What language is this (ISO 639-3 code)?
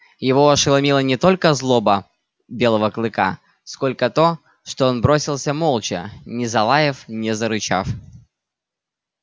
rus